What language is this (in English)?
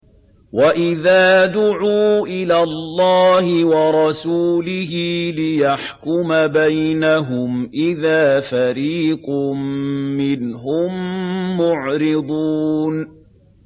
Arabic